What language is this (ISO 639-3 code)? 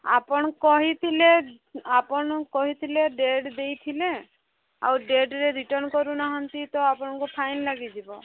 ori